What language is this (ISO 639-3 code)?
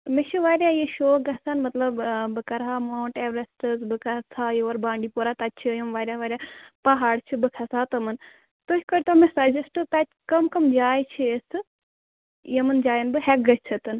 kas